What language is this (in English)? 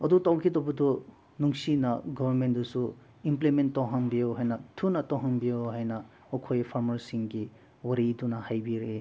Manipuri